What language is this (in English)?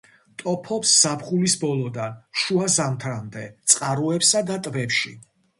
Georgian